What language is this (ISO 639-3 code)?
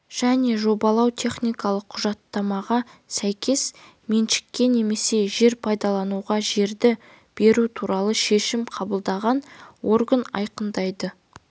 kaz